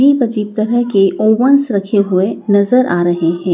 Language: Hindi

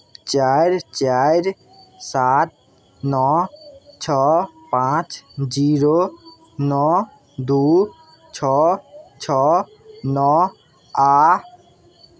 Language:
Maithili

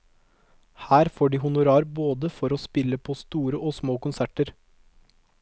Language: Norwegian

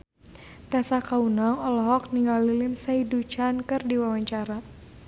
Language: Sundanese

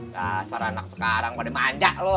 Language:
Indonesian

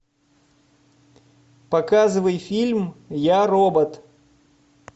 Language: Russian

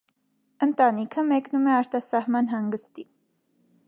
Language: Armenian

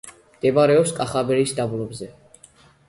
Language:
Georgian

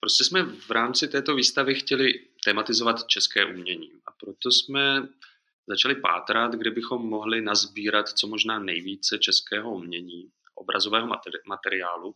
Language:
Czech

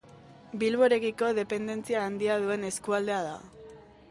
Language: Basque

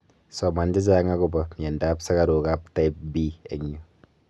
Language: Kalenjin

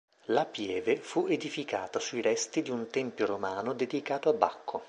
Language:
Italian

